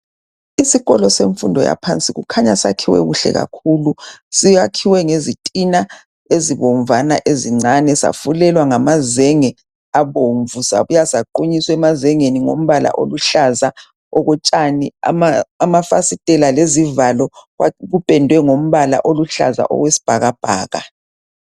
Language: North Ndebele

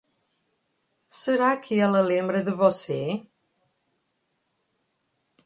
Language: Portuguese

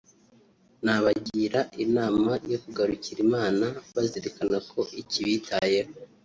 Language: Kinyarwanda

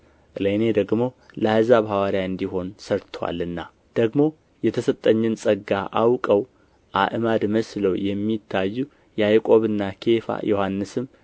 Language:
Amharic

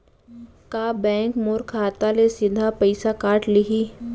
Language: Chhattisgarhi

